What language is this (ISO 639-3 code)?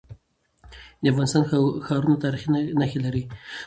pus